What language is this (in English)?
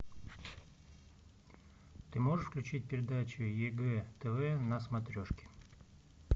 Russian